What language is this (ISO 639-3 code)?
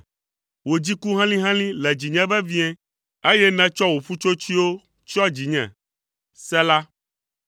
ewe